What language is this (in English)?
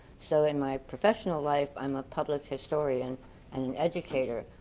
English